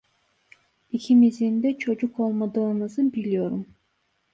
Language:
Turkish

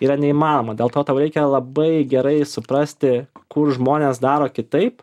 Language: Lithuanian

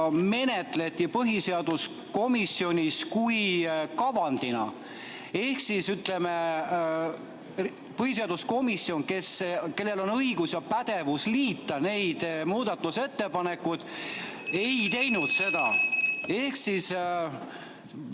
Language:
Estonian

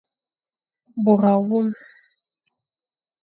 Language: Fang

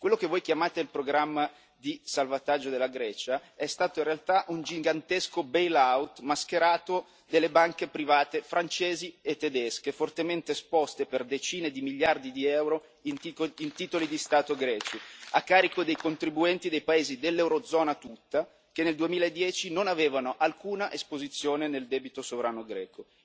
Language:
Italian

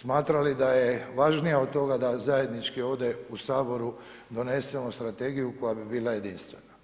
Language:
Croatian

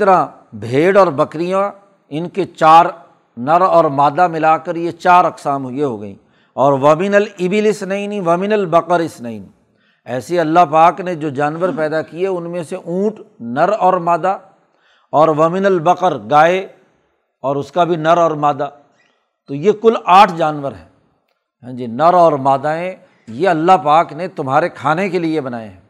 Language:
Urdu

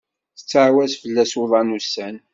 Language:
Kabyle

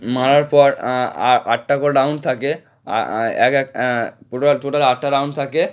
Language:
Bangla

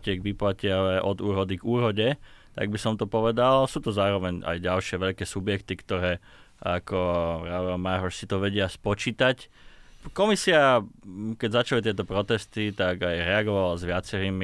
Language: Slovak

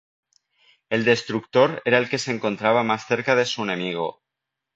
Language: Spanish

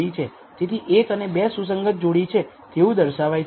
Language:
Gujarati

